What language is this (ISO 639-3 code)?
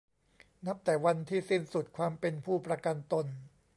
tha